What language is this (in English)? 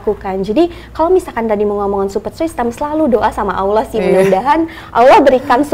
Indonesian